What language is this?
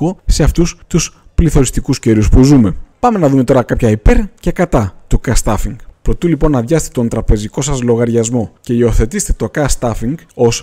Greek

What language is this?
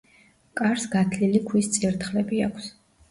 Georgian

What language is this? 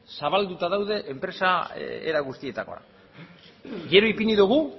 Basque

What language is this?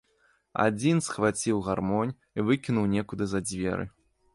Belarusian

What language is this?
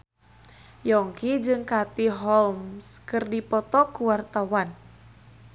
Sundanese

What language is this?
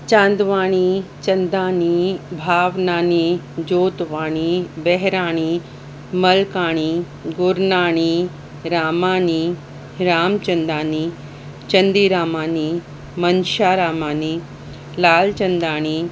Sindhi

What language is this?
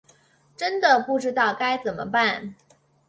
Chinese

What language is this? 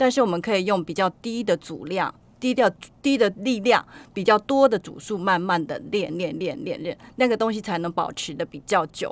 Chinese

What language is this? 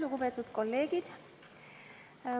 Estonian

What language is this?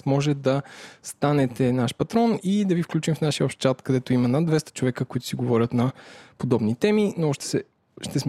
Bulgarian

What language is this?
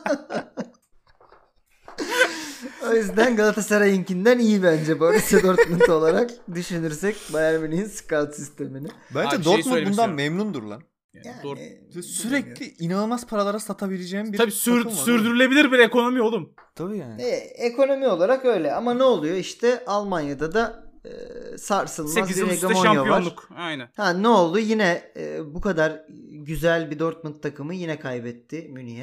Turkish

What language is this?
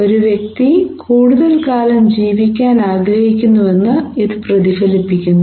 Malayalam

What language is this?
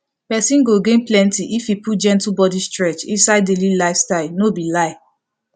Nigerian Pidgin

